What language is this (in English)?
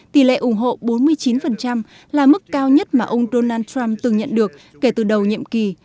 Vietnamese